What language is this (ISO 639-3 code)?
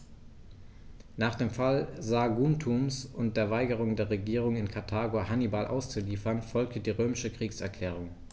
deu